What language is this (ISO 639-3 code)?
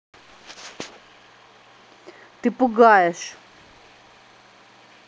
rus